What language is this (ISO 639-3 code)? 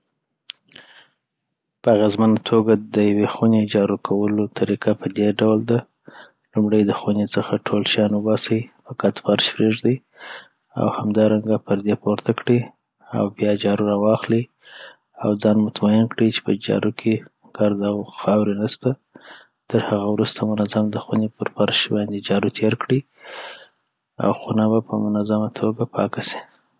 pbt